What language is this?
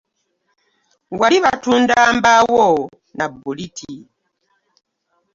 Ganda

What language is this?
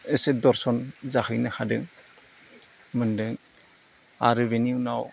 Bodo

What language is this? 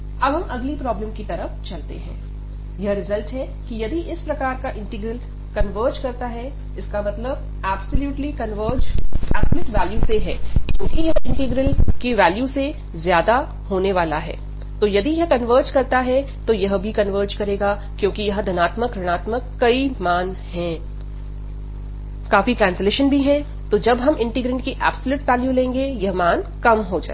Hindi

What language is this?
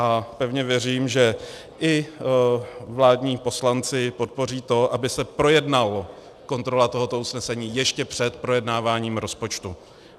Czech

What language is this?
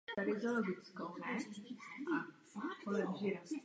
Czech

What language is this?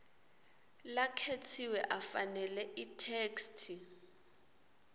Swati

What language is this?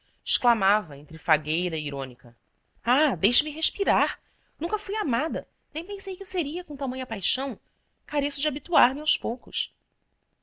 Portuguese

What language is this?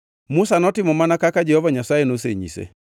Luo (Kenya and Tanzania)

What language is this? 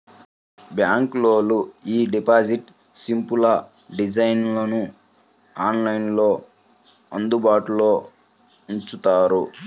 Telugu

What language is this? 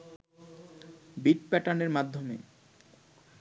Bangla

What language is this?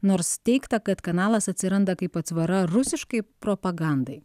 Lithuanian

